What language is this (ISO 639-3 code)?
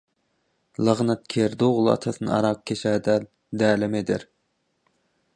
tuk